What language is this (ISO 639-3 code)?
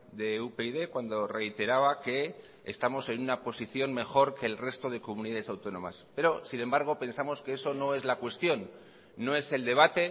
spa